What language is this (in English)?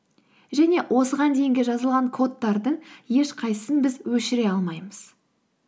Kazakh